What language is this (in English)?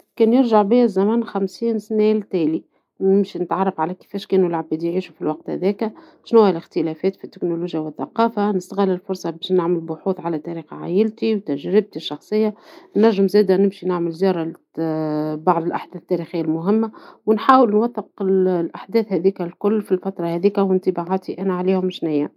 Tunisian Arabic